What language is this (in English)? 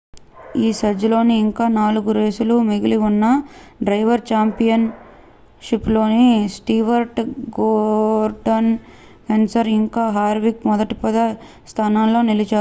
Telugu